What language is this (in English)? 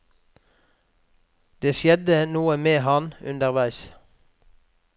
Norwegian